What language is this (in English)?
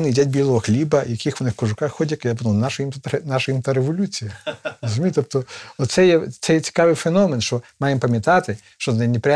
Ukrainian